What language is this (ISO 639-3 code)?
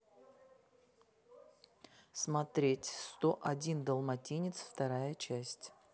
rus